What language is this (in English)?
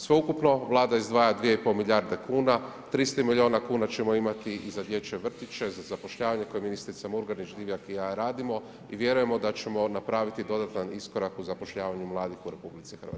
Croatian